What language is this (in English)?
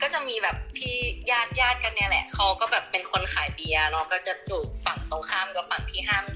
Thai